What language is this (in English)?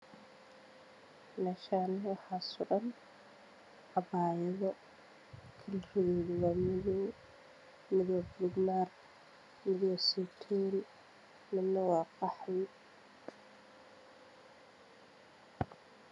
Somali